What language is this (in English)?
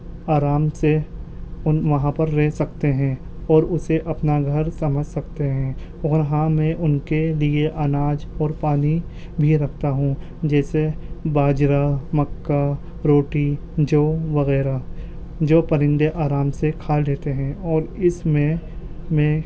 Urdu